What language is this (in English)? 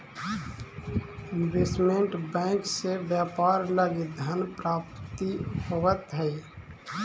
Magahi